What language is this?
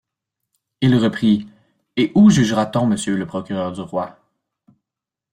French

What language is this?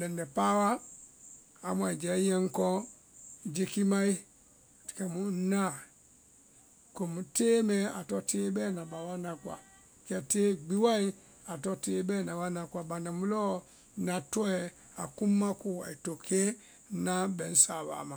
Vai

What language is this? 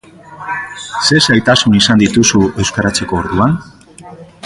Basque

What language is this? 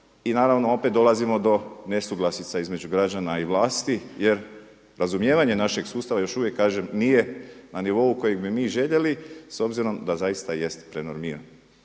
Croatian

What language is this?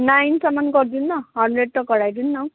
Nepali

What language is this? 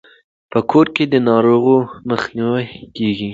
Pashto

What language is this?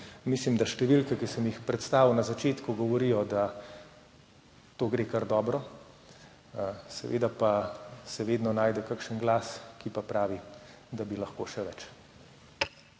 Slovenian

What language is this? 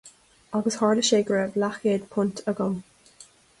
Irish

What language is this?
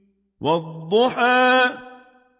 Arabic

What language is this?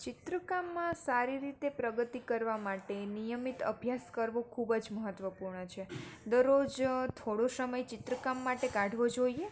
Gujarati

